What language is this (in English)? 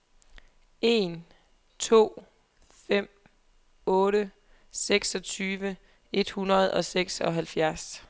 Danish